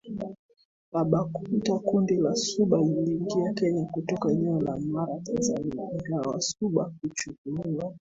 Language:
Swahili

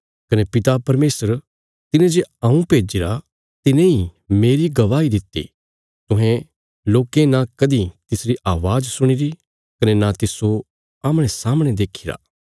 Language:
Bilaspuri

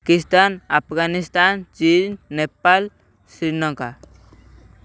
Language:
Odia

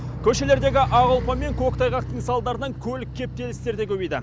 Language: Kazakh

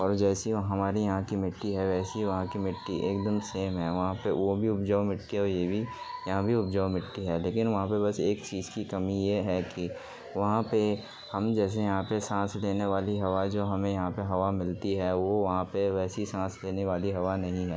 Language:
Urdu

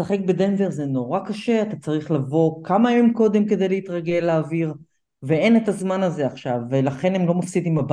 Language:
Hebrew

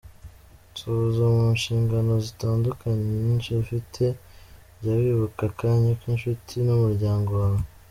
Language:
Kinyarwanda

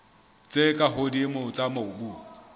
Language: Southern Sotho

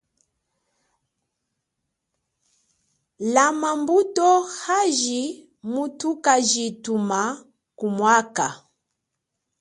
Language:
Chokwe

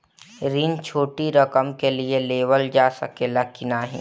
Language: Bhojpuri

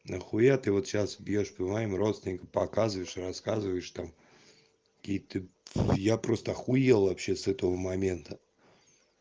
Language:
Russian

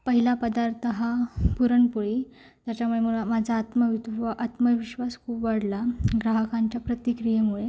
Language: Marathi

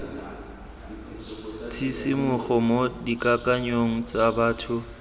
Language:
Tswana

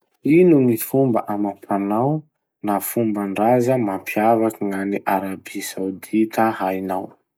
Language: Masikoro Malagasy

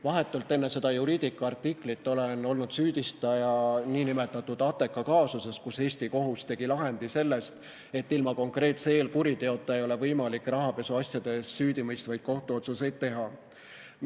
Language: Estonian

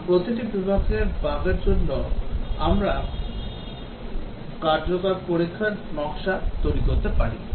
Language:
Bangla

